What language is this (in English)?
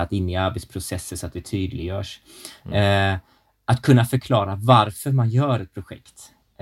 Swedish